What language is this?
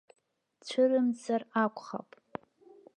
Abkhazian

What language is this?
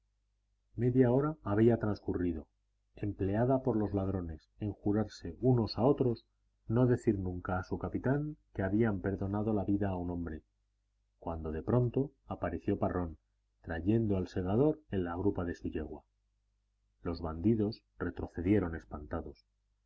Spanish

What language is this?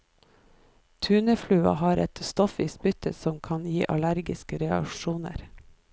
Norwegian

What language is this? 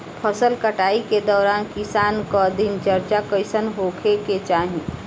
Bhojpuri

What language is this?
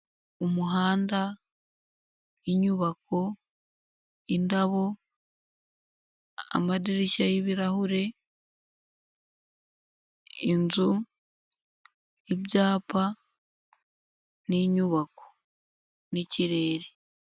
Kinyarwanda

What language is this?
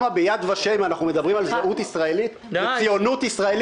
Hebrew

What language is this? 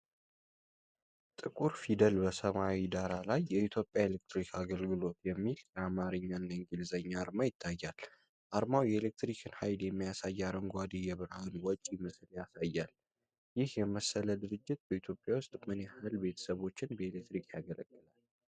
Amharic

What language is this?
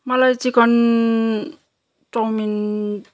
Nepali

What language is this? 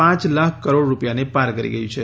Gujarati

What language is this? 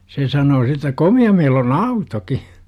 Finnish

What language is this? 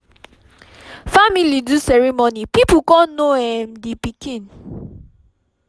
Nigerian Pidgin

